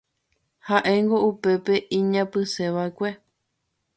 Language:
Guarani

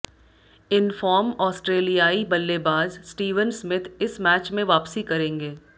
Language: Hindi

